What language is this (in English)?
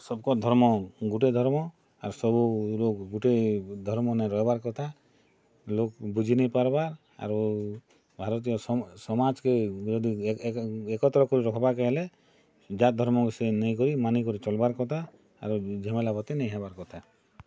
Odia